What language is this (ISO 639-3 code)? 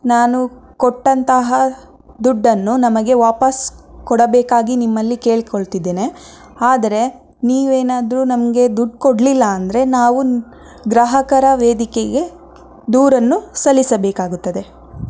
kan